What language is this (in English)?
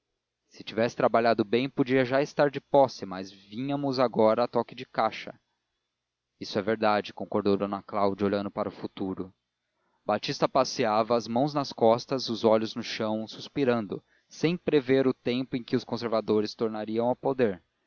Portuguese